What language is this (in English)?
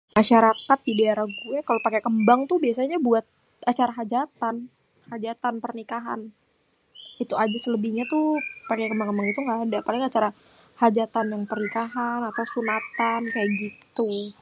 Betawi